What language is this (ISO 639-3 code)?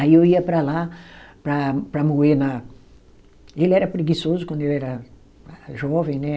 por